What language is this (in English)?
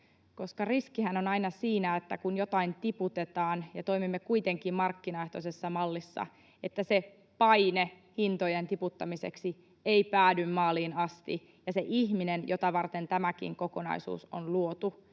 Finnish